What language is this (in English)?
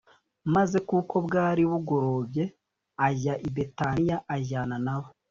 Kinyarwanda